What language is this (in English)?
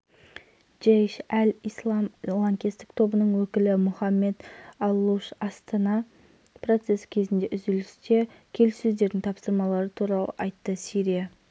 Kazakh